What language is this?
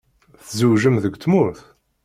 Kabyle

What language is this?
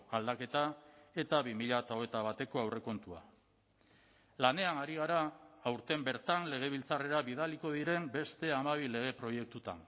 Basque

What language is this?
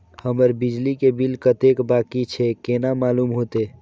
Maithili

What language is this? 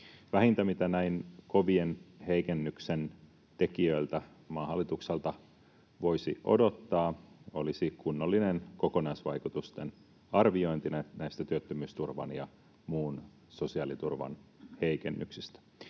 Finnish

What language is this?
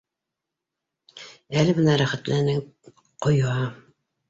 Bashkir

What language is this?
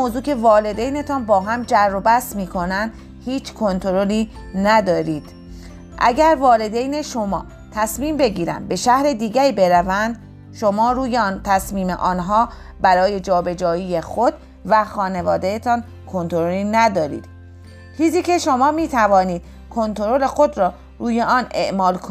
Persian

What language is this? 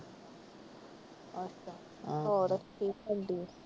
Punjabi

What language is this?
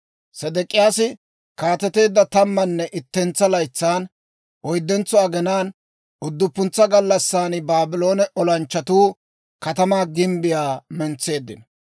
Dawro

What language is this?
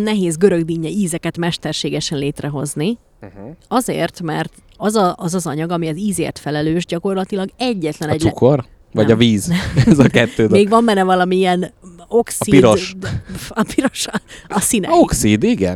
Hungarian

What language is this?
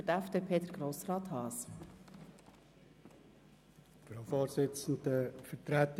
Swiss German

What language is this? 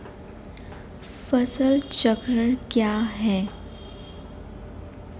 Hindi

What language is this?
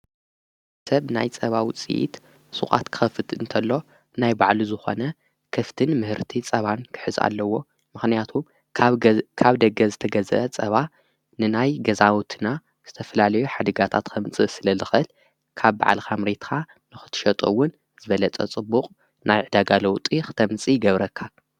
Tigrinya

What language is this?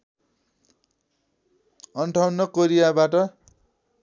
Nepali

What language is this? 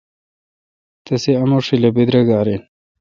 Kalkoti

